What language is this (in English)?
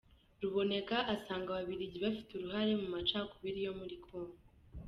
Kinyarwanda